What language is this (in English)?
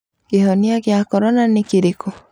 Kikuyu